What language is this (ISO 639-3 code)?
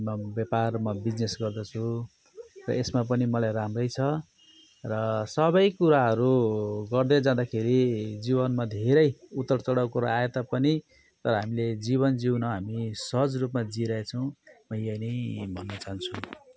nep